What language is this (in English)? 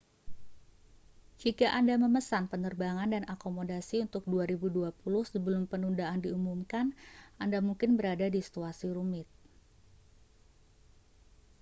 Indonesian